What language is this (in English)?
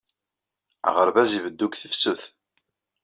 Kabyle